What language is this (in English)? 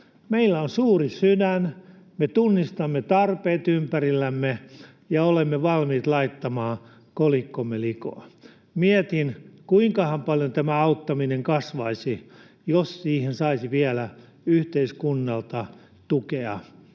Finnish